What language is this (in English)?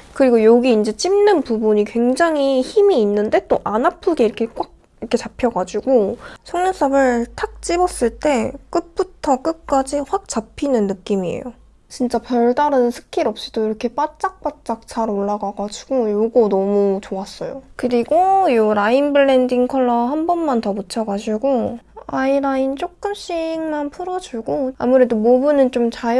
Korean